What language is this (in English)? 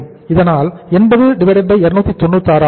Tamil